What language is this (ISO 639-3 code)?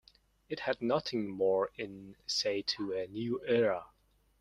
eng